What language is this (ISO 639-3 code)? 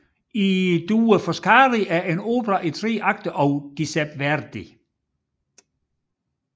dan